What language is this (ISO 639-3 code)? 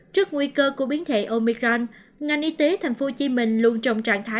vie